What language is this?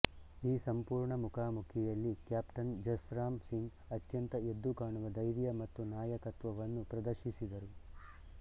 Kannada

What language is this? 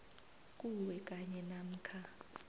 South Ndebele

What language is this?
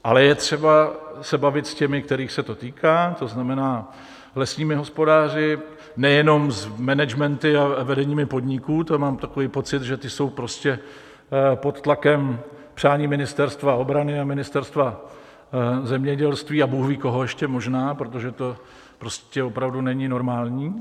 Czech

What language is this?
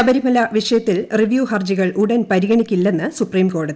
Malayalam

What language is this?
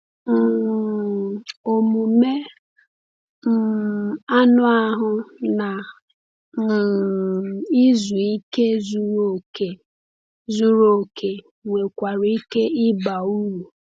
Igbo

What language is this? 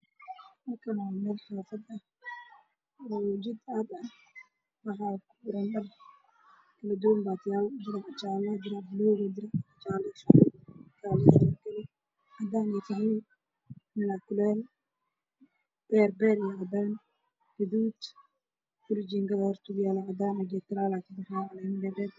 Somali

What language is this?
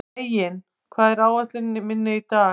Icelandic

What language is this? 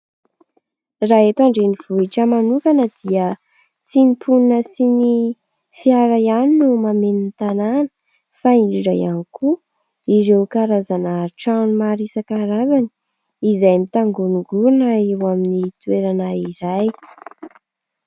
Malagasy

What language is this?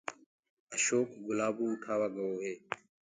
Gurgula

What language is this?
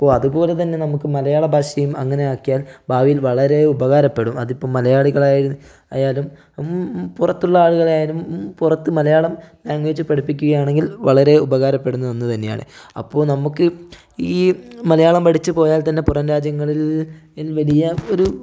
Malayalam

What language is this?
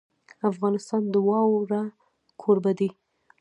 Pashto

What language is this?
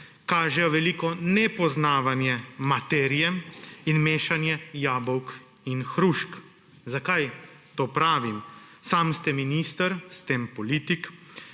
Slovenian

